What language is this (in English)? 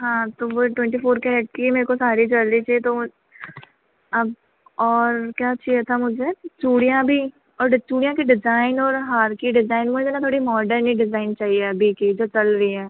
Hindi